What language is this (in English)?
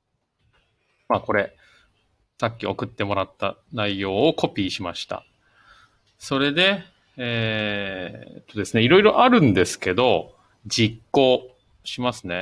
Japanese